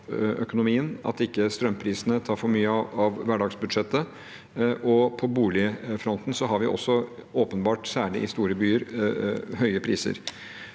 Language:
Norwegian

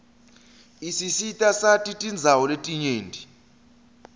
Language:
Swati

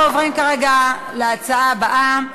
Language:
Hebrew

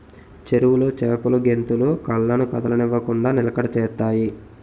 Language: Telugu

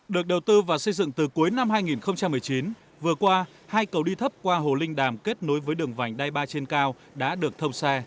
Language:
Vietnamese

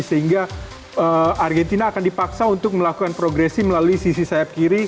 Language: Indonesian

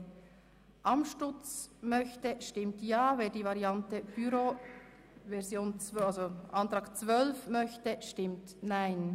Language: Swiss German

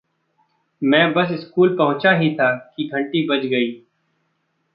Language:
Hindi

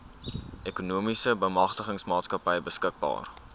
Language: Afrikaans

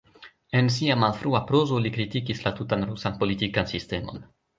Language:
Esperanto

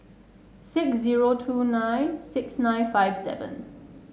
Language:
English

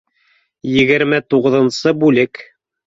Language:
Bashkir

